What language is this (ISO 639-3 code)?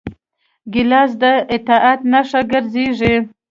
pus